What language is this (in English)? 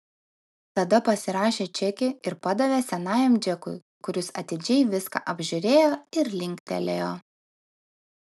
Lithuanian